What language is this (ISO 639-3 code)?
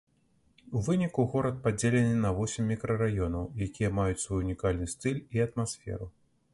bel